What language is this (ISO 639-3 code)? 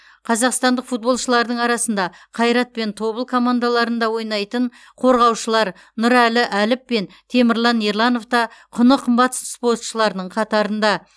kaz